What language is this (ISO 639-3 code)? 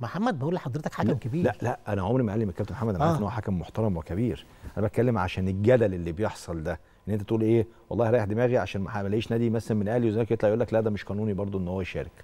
ara